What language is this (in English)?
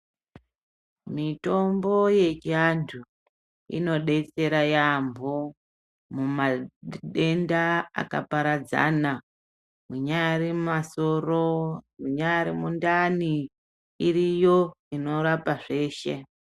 Ndau